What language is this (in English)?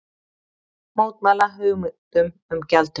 Icelandic